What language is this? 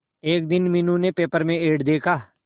Hindi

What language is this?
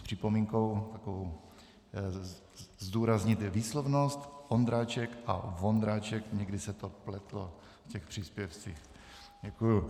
Czech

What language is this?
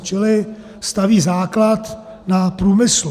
Czech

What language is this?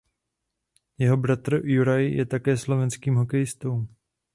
Czech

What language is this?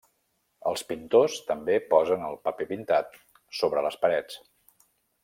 Catalan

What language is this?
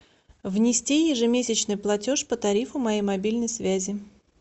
Russian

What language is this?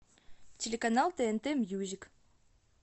Russian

